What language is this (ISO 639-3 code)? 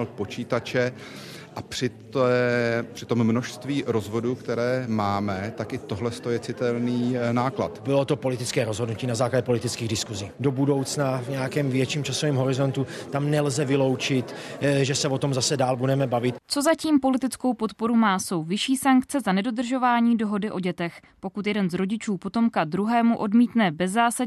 ces